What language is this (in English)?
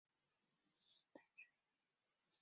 Chinese